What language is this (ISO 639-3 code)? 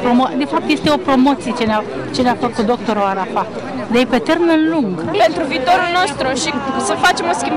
ron